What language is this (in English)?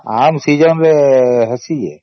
Odia